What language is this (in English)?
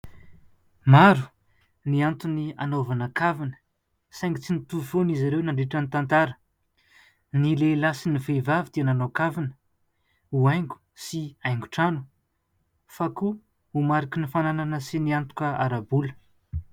Malagasy